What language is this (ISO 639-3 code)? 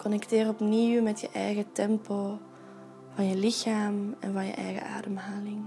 nld